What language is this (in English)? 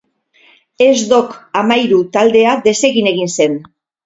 Basque